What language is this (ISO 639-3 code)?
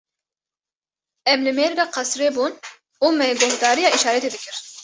kur